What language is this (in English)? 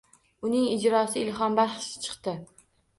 Uzbek